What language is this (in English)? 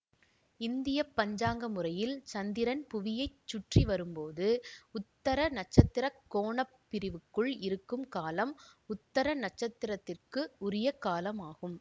Tamil